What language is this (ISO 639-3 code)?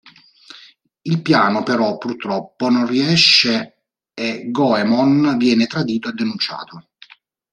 ita